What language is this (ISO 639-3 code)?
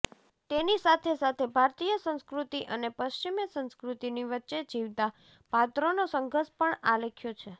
guj